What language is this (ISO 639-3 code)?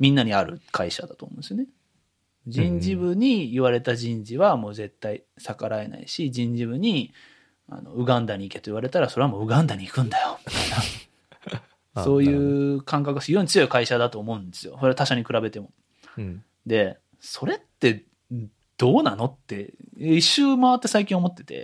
jpn